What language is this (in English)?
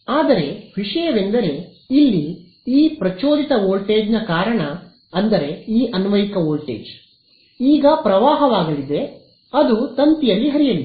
Kannada